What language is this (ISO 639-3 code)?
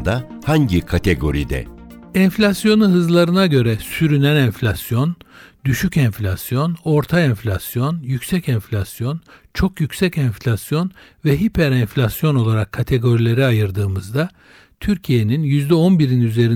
tur